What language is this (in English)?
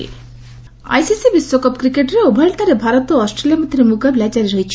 Odia